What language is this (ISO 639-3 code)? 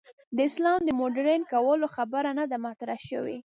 pus